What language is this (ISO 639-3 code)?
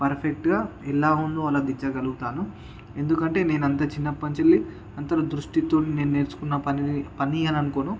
tel